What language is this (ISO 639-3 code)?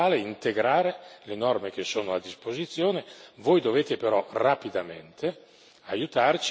ita